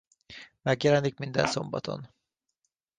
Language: Hungarian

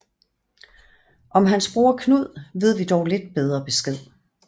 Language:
Danish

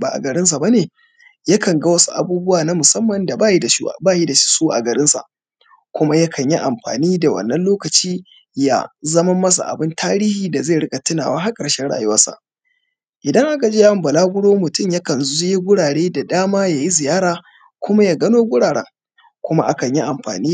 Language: Hausa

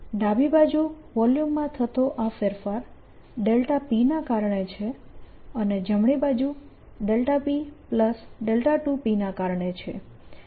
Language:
Gujarati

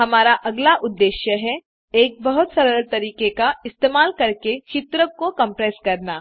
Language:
Hindi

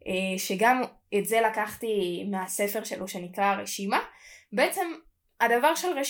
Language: Hebrew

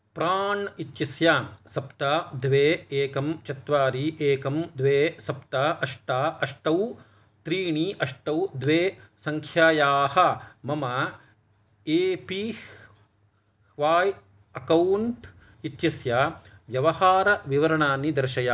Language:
Sanskrit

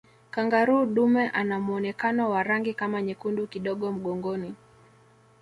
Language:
Swahili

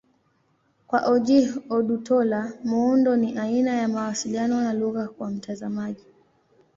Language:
Swahili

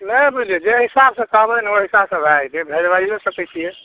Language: Maithili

